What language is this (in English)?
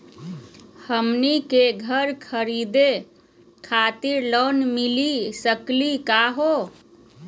Magahi